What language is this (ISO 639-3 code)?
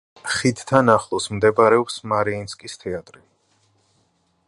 kat